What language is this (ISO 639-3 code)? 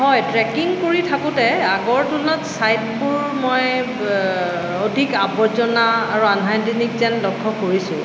asm